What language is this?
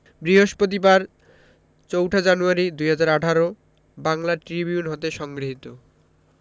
Bangla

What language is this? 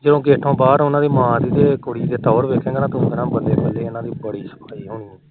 Punjabi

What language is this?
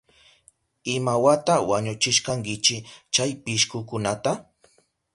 Southern Pastaza Quechua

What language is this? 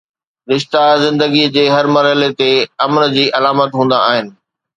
Sindhi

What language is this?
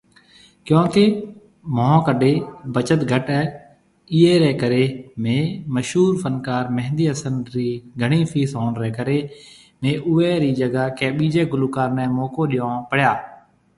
Marwari (Pakistan)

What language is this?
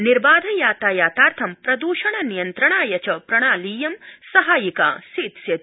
Sanskrit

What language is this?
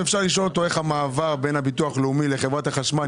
Hebrew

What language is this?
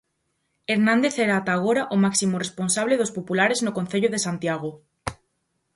Galician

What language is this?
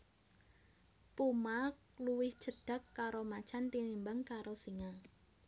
Javanese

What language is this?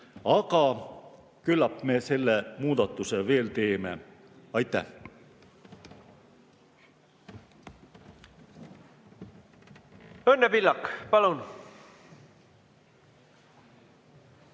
Estonian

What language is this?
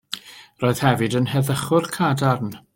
Welsh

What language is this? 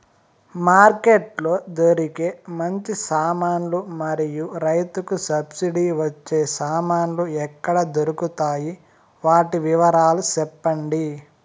Telugu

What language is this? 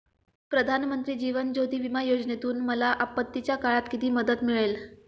Marathi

